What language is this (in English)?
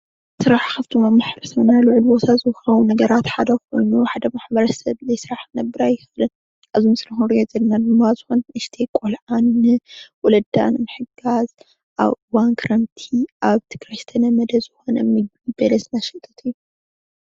Tigrinya